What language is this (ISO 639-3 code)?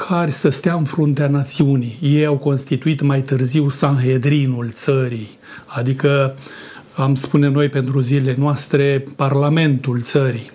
ron